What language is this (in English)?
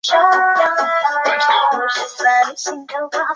Chinese